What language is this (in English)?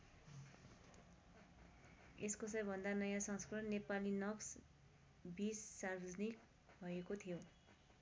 Nepali